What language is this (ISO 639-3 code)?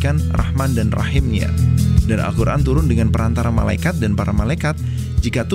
ind